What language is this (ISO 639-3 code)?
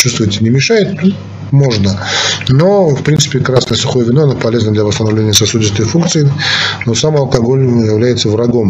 rus